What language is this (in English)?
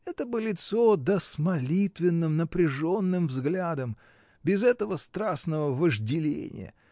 Russian